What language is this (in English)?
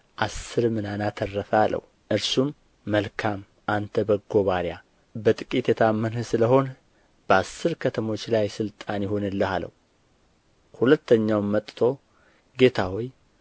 Amharic